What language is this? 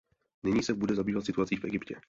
Czech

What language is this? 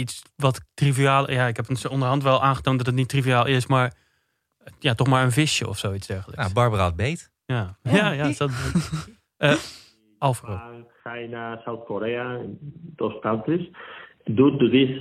Dutch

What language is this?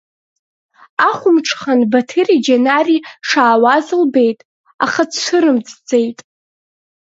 Abkhazian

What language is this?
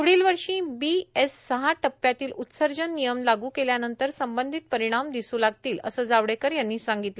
Marathi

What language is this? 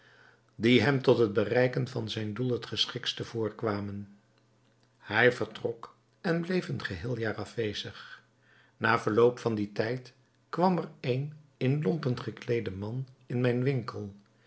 Dutch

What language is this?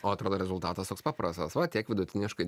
Lithuanian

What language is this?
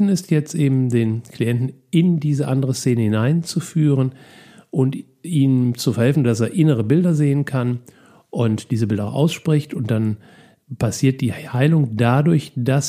German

